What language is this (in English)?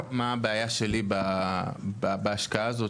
Hebrew